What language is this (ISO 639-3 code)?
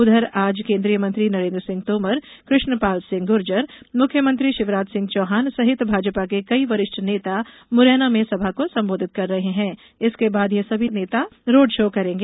hin